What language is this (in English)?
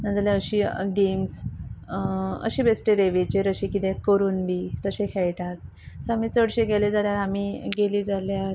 Konkani